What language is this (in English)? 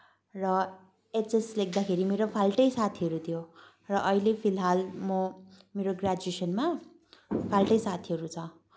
Nepali